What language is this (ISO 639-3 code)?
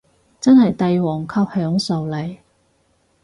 yue